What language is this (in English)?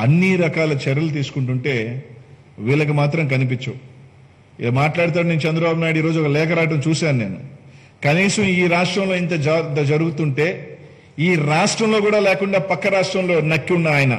Telugu